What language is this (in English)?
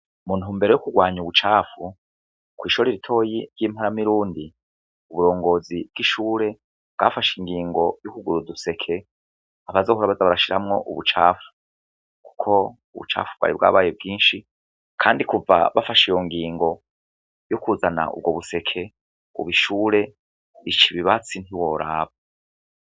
Rundi